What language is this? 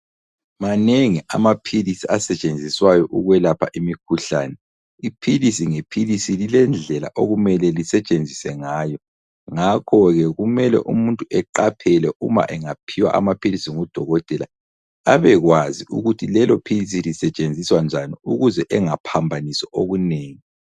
North Ndebele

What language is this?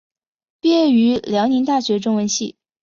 Chinese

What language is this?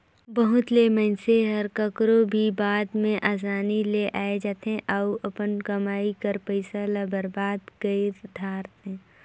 Chhattisgarhi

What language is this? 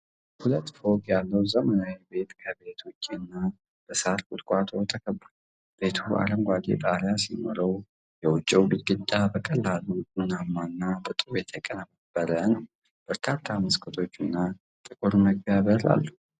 Amharic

